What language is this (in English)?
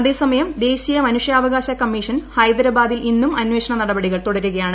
Malayalam